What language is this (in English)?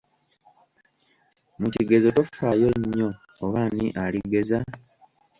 Ganda